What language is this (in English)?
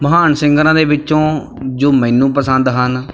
Punjabi